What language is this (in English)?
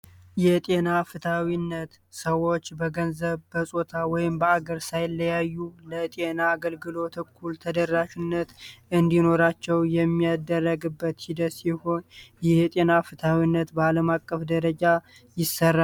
Amharic